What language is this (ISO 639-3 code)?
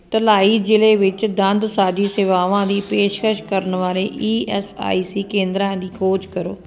pan